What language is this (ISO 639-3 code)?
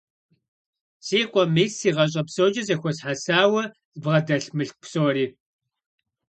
kbd